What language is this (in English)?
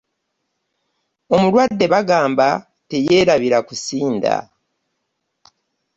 Ganda